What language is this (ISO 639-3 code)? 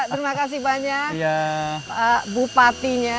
ind